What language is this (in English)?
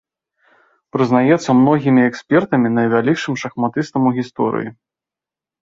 Belarusian